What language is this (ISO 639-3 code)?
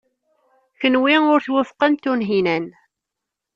kab